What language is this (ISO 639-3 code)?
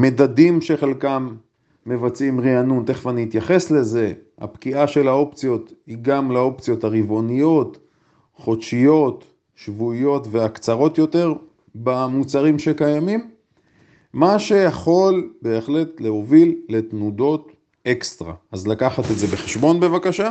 heb